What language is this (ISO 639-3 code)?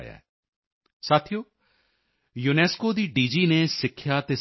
pan